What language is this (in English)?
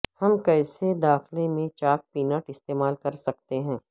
Urdu